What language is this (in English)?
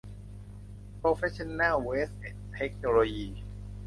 Thai